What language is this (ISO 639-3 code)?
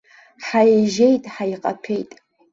abk